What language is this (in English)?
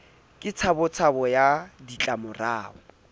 Southern Sotho